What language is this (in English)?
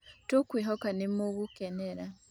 Kikuyu